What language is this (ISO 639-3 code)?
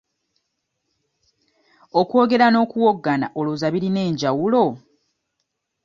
lug